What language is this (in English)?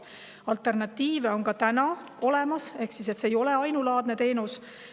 Estonian